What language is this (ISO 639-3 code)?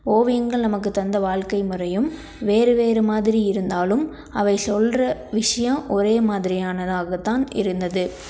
tam